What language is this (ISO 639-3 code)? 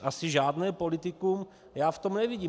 ces